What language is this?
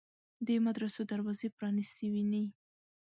Pashto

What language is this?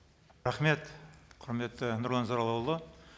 Kazakh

